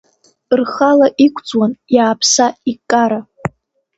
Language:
Abkhazian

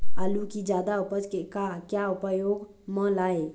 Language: Chhattisgarhi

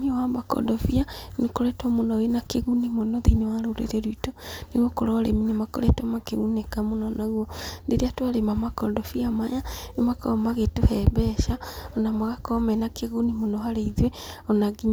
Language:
Kikuyu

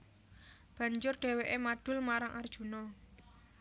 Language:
Javanese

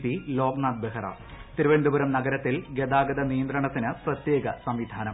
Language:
Malayalam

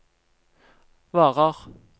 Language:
Norwegian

